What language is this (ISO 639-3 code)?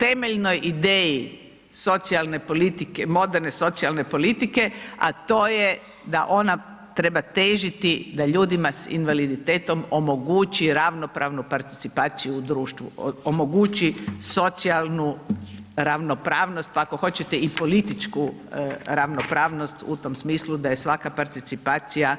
hrv